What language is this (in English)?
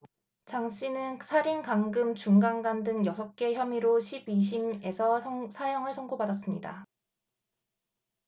Korean